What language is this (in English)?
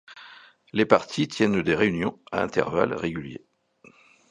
French